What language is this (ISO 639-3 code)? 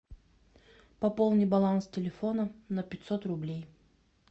rus